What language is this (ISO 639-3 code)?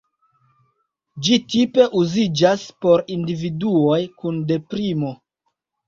epo